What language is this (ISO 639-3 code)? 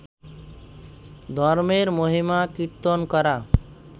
ben